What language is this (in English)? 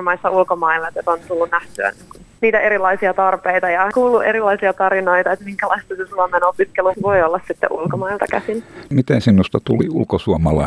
Finnish